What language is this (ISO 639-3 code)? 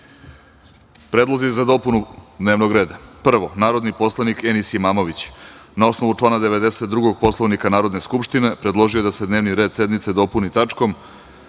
srp